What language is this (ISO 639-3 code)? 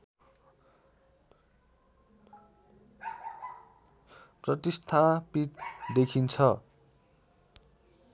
nep